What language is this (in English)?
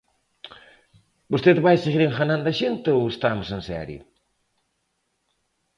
Galician